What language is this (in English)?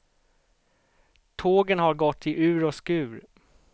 Swedish